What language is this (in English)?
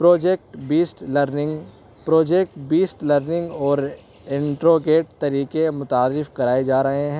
Urdu